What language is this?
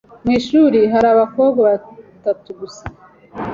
Kinyarwanda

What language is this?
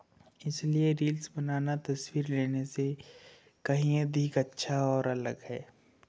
Hindi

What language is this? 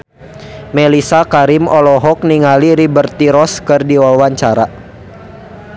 Sundanese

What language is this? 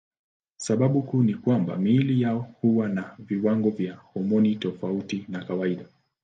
Swahili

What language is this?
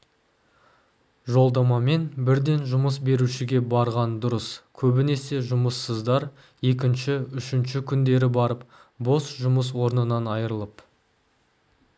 Kazakh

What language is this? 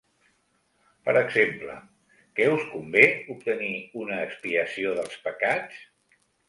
Catalan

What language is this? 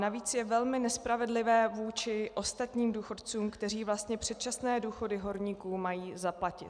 Czech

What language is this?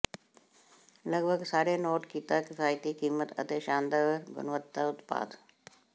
Punjabi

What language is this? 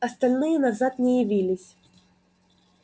Russian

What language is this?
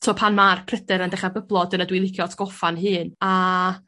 Welsh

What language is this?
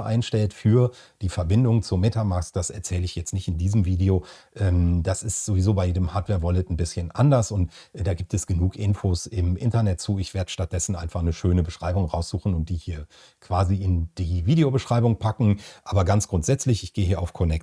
German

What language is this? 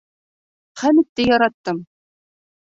Bashkir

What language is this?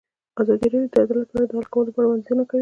Pashto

